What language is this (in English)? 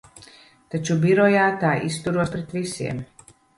Latvian